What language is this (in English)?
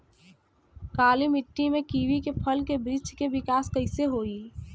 Bhojpuri